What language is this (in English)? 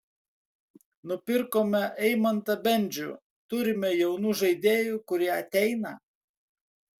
Lithuanian